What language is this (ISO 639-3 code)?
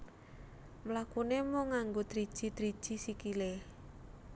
jav